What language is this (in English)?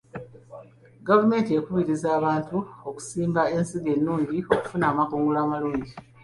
Ganda